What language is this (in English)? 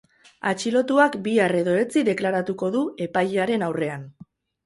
Basque